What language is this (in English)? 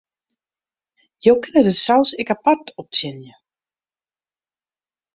Western Frisian